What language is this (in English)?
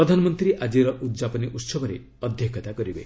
Odia